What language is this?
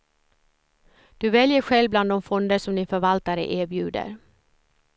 Swedish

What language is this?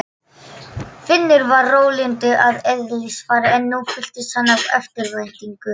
Icelandic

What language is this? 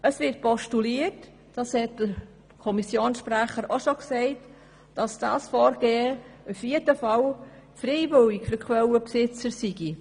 Swiss German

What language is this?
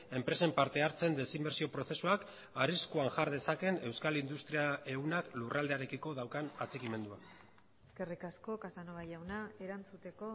Basque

